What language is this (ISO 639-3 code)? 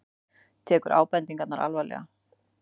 isl